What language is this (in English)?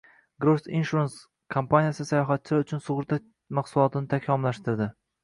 Uzbek